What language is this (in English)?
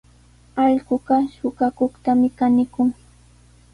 Sihuas Ancash Quechua